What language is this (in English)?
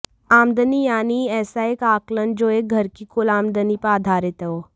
Hindi